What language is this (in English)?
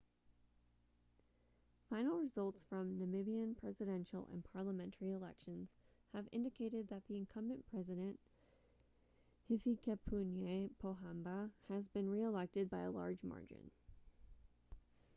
English